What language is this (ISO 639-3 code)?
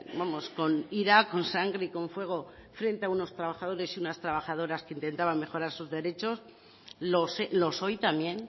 spa